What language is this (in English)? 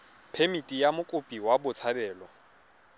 Tswana